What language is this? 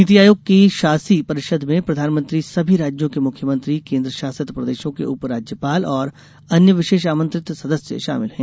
Hindi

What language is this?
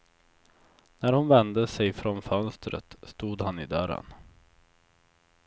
Swedish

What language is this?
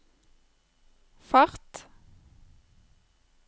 Norwegian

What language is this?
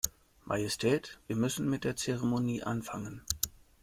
German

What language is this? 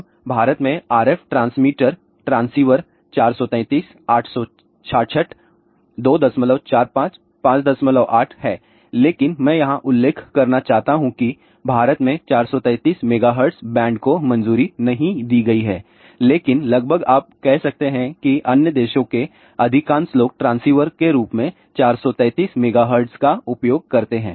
Hindi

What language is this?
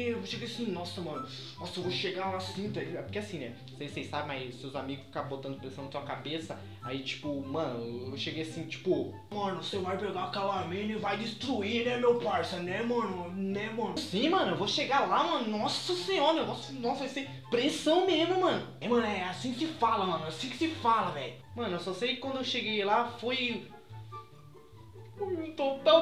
Portuguese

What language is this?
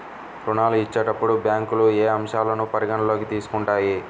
Telugu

